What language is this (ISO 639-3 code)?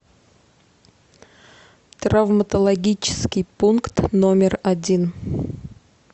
rus